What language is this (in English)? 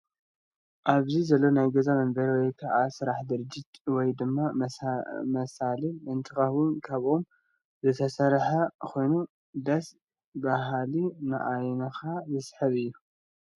Tigrinya